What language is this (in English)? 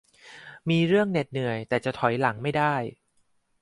Thai